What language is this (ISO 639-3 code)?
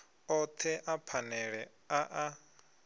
ven